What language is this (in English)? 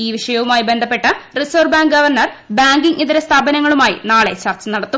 Malayalam